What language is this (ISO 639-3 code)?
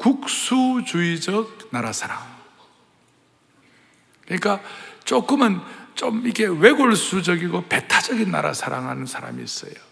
kor